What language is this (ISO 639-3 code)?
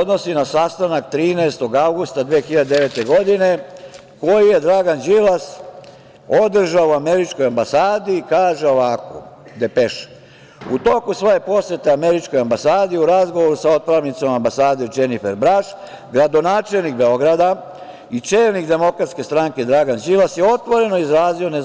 srp